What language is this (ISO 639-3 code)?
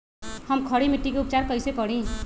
mag